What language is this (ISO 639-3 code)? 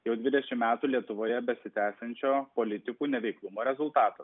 lit